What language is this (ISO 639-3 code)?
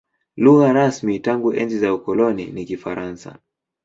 swa